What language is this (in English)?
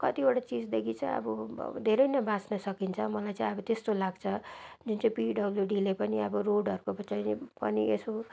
Nepali